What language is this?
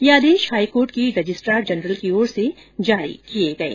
Hindi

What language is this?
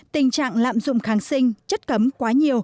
Vietnamese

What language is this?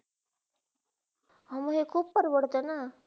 Marathi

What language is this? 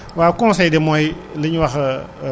Wolof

